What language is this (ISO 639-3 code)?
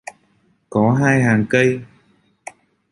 vie